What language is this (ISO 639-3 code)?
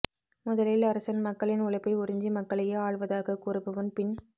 tam